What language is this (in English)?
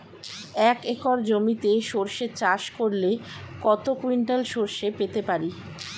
Bangla